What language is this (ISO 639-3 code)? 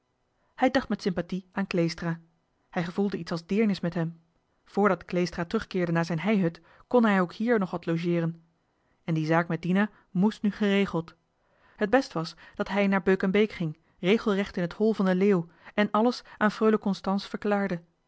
nld